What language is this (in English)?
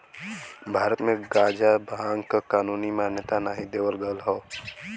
Bhojpuri